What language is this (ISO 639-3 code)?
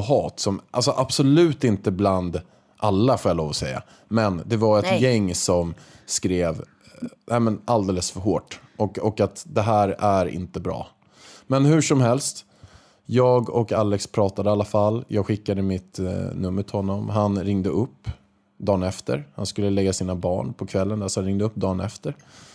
swe